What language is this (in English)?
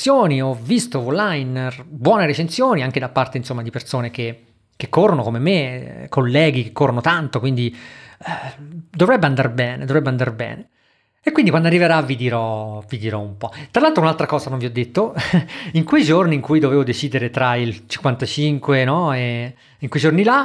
Italian